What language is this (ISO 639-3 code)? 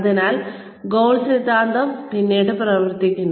mal